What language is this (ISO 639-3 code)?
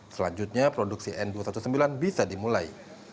ind